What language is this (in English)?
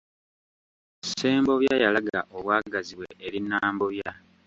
Ganda